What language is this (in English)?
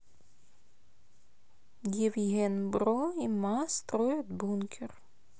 Russian